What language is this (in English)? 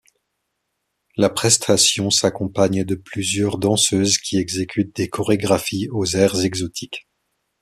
French